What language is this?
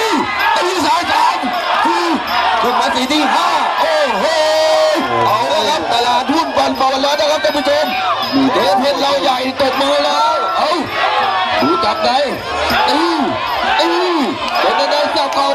Thai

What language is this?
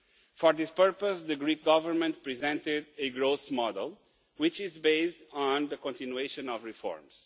English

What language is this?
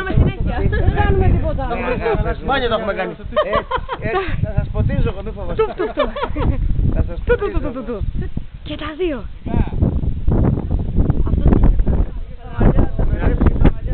Greek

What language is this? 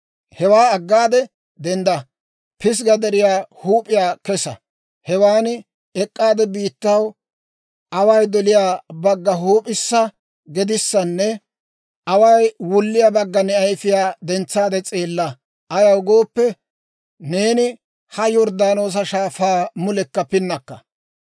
Dawro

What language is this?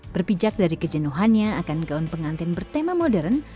Indonesian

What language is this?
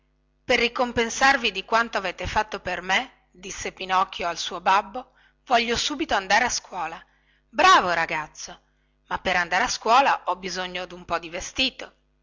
Italian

